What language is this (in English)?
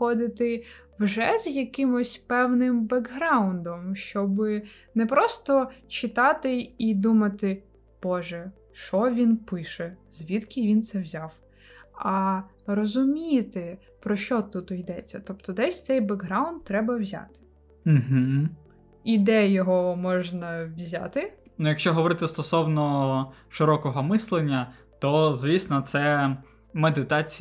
Ukrainian